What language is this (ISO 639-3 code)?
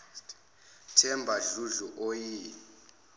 zul